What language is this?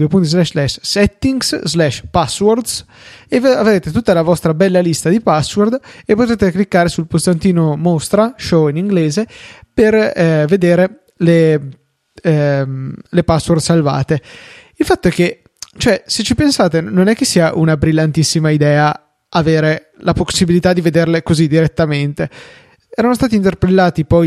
Italian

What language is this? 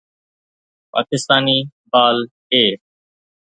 Sindhi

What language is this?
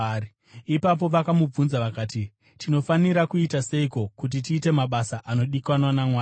Shona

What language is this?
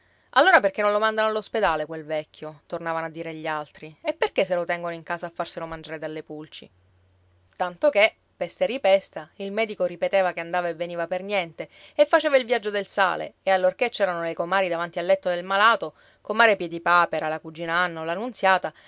Italian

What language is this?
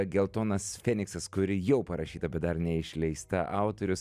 Lithuanian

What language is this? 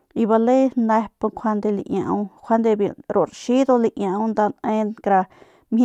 Northern Pame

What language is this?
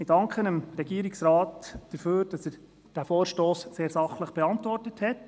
Swiss German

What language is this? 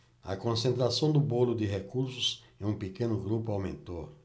Portuguese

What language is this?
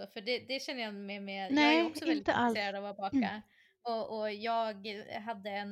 Swedish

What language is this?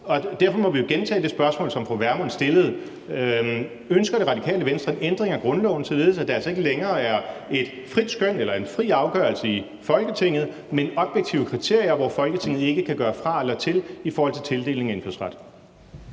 Danish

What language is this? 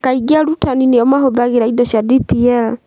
Kikuyu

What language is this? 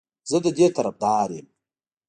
Pashto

